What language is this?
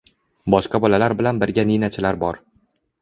Uzbek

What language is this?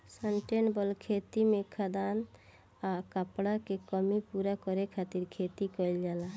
Bhojpuri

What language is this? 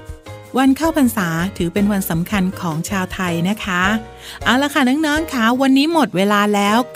Thai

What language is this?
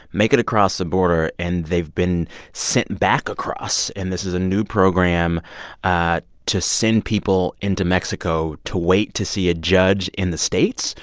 English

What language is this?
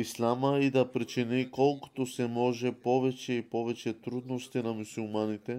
Bulgarian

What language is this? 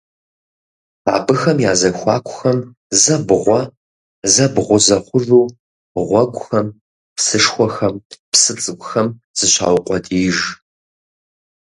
Kabardian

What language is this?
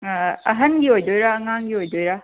Manipuri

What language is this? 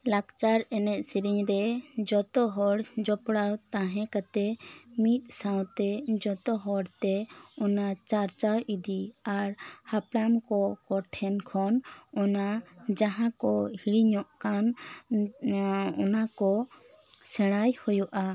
Santali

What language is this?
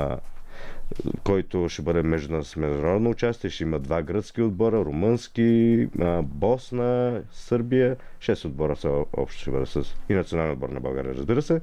Bulgarian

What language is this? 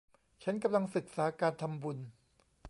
Thai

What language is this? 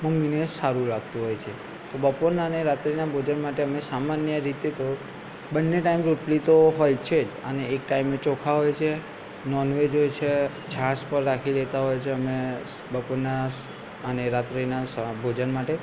Gujarati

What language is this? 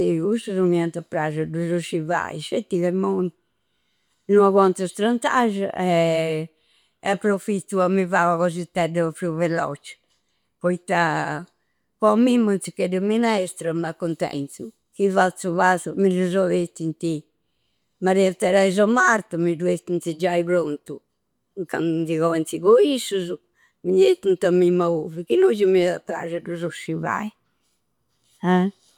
Campidanese Sardinian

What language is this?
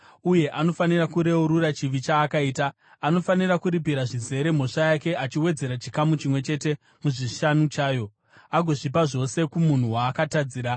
Shona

